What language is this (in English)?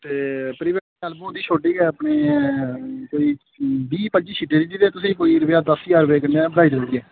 Dogri